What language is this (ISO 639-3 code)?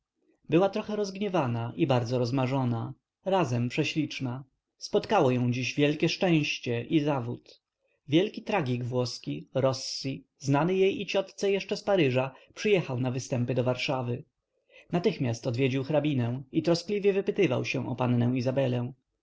pol